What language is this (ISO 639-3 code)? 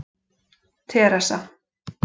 isl